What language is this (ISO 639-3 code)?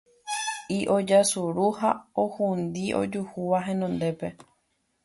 grn